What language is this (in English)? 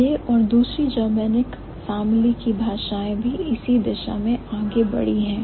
Hindi